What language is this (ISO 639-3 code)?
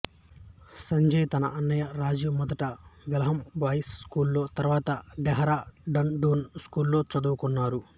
tel